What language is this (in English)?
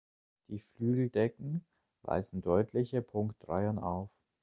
German